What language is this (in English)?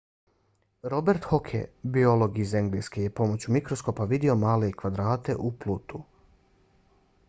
Bosnian